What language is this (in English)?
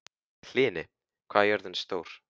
Icelandic